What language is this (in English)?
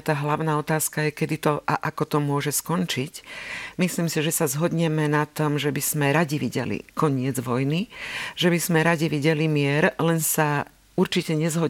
Slovak